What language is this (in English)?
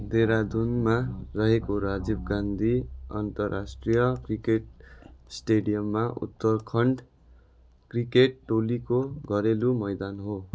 Nepali